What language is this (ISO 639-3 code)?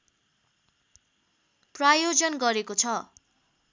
nep